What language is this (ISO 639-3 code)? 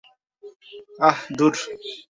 ben